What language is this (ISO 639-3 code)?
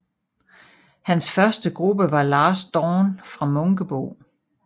dan